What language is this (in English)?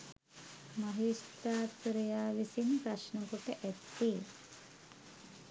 Sinhala